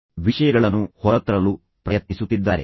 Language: Kannada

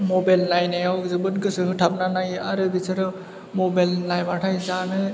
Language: Bodo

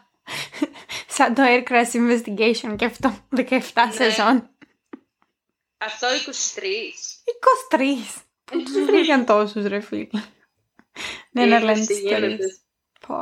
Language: Greek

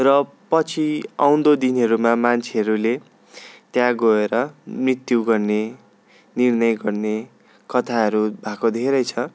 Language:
Nepali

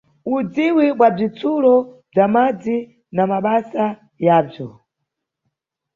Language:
Nyungwe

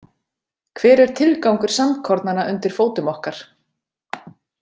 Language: Icelandic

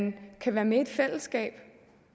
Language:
Danish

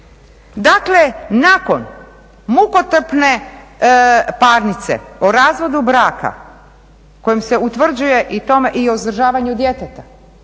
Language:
Croatian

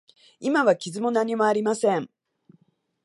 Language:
Japanese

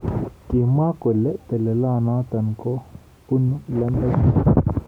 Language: Kalenjin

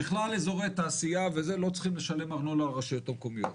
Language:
Hebrew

